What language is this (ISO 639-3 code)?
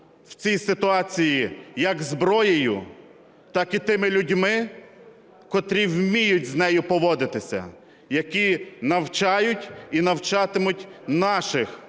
ukr